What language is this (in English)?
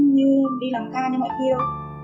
Vietnamese